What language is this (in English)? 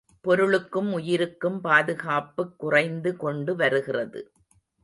Tamil